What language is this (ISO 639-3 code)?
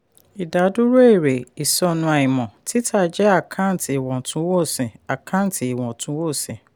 yor